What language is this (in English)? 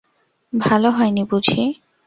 Bangla